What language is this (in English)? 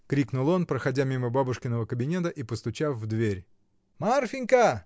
Russian